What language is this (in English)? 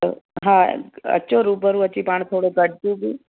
Sindhi